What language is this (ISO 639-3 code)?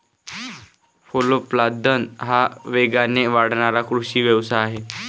mar